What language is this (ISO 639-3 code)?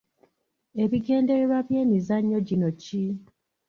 lug